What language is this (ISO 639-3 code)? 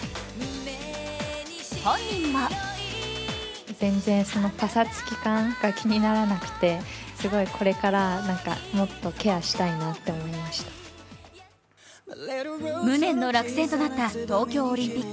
jpn